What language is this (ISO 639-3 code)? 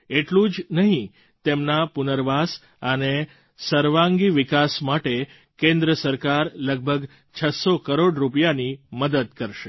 guj